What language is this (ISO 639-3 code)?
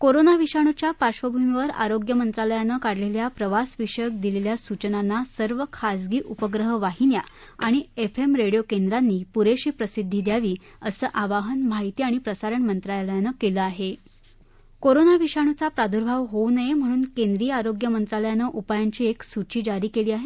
mar